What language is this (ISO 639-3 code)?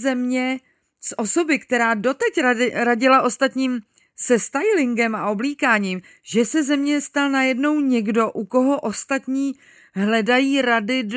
ces